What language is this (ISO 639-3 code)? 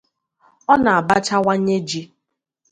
ibo